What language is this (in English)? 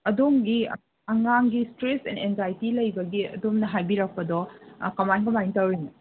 Manipuri